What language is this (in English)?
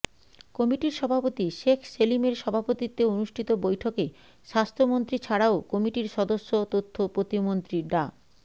Bangla